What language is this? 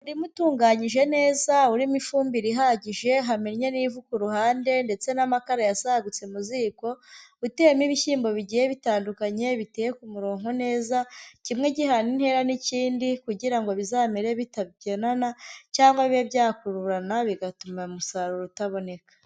Kinyarwanda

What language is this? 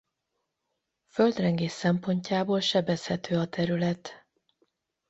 Hungarian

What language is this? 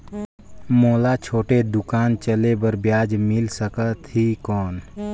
Chhattisgarhi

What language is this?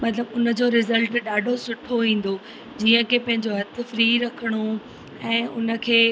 Sindhi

